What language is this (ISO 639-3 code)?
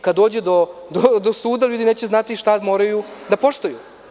srp